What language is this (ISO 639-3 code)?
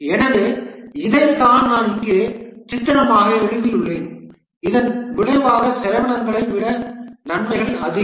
tam